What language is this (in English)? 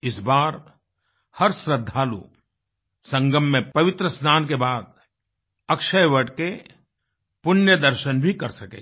Hindi